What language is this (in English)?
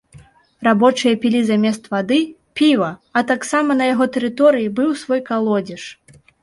Belarusian